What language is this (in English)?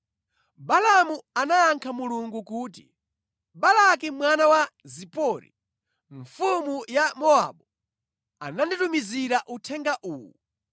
Nyanja